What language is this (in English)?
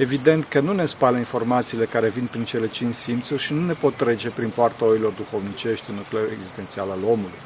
Romanian